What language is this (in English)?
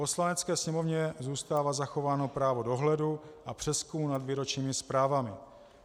Czech